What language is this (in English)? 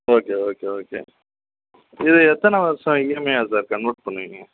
Tamil